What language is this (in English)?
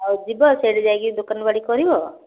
Odia